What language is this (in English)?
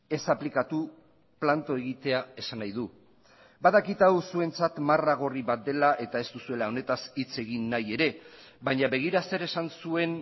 Basque